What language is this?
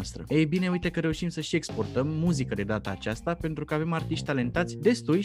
Romanian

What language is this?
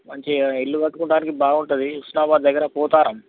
Telugu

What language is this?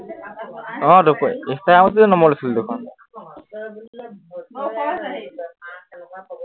Assamese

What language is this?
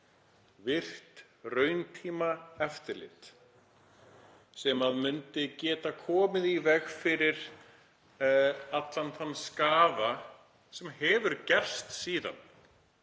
Icelandic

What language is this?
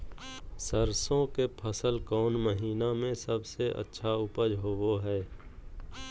Magahi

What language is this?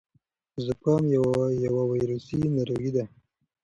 Pashto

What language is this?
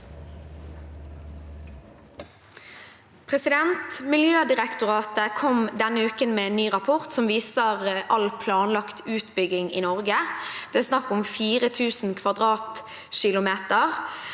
Norwegian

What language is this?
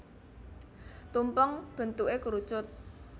Javanese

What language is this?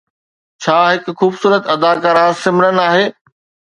Sindhi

